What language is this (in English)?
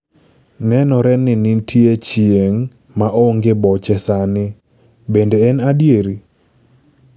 Luo (Kenya and Tanzania)